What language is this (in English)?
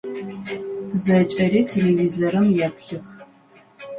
Adyghe